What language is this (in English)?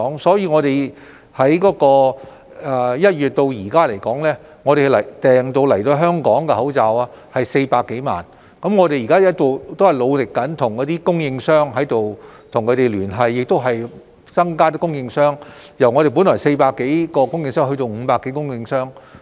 Cantonese